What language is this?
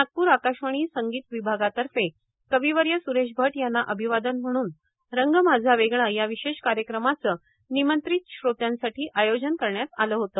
Marathi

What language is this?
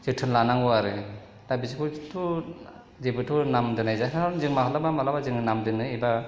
Bodo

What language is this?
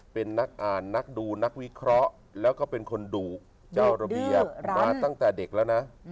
Thai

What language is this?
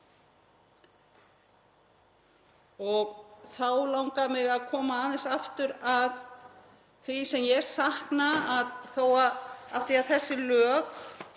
Icelandic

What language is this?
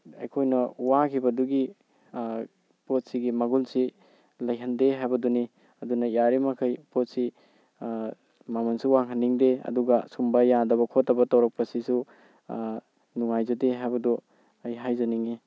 Manipuri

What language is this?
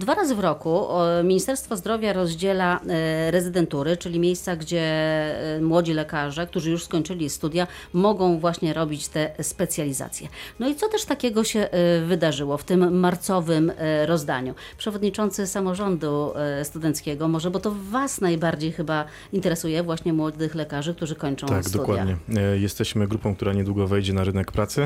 Polish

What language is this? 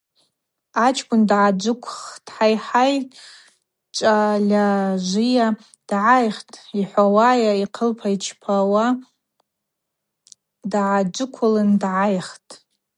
Abaza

